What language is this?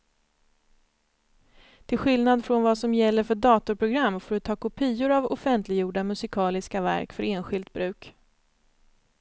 Swedish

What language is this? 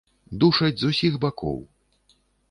Belarusian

